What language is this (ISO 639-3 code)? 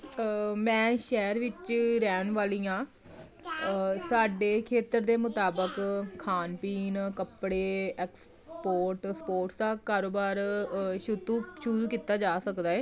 pan